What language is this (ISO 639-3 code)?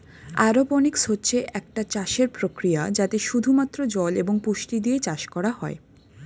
ben